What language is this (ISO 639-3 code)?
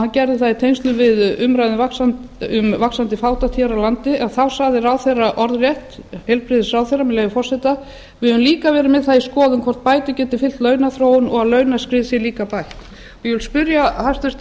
isl